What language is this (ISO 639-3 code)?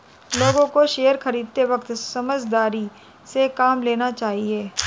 hin